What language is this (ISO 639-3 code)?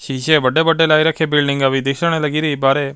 pan